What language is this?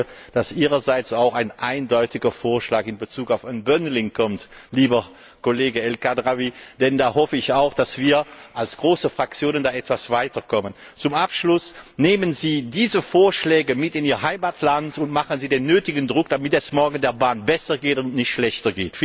German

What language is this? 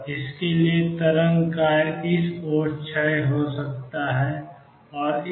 Hindi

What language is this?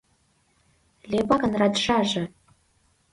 Mari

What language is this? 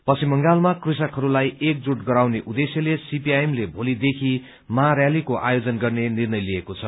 Nepali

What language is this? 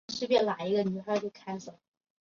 Chinese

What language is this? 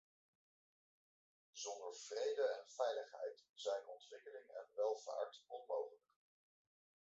Dutch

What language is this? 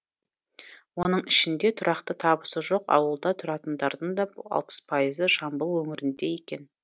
Kazakh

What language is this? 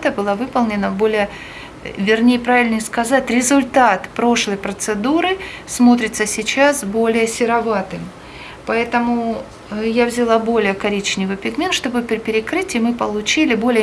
Russian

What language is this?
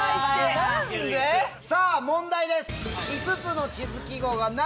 Japanese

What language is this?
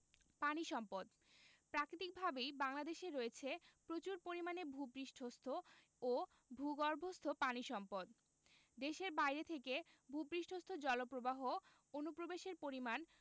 Bangla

